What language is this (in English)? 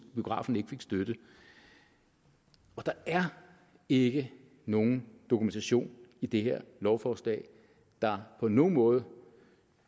Danish